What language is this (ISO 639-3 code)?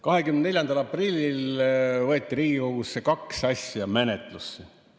est